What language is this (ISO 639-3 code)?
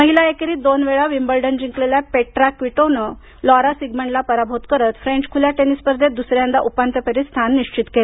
mar